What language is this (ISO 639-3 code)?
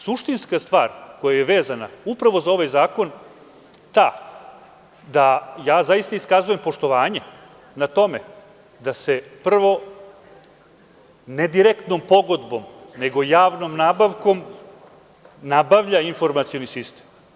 srp